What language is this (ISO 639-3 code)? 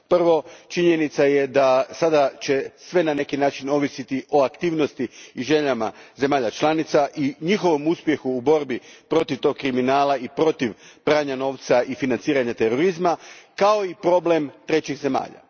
hrv